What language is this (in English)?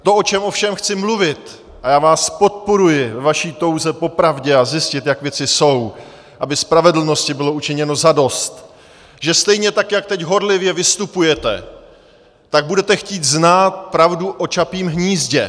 Czech